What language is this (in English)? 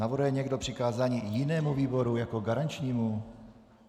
Czech